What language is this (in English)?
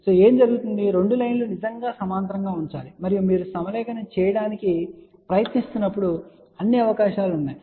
Telugu